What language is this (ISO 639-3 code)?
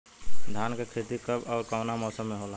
bho